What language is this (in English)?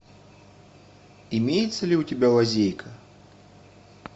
Russian